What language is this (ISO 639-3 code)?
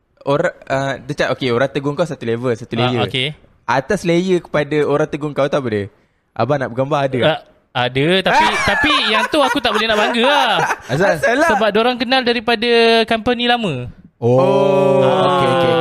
msa